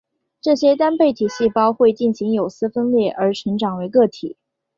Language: Chinese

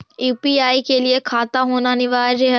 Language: Magahi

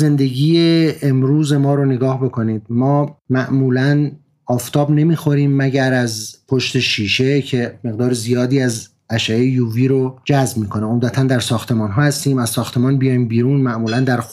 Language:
Persian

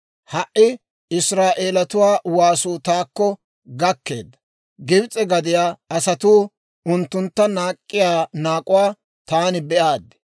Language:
Dawro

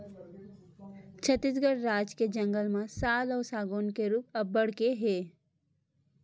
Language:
Chhattisgarhi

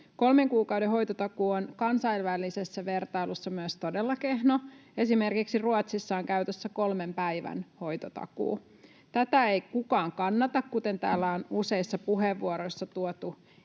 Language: Finnish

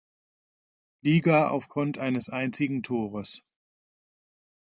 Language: German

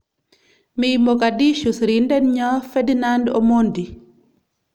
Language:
Kalenjin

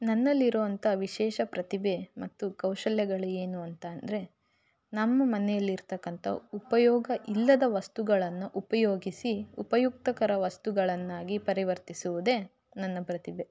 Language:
Kannada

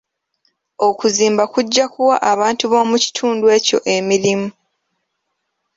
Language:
Ganda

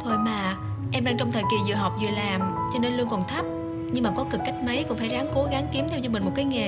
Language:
Vietnamese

